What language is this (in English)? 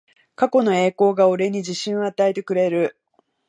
Japanese